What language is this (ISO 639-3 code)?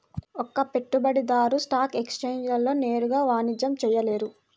tel